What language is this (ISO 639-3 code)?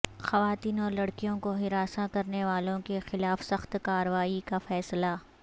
urd